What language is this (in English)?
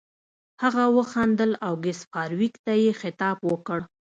Pashto